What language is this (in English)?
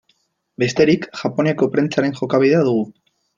Basque